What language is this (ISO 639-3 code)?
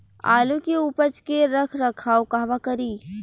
bho